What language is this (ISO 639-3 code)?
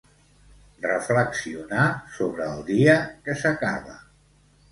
cat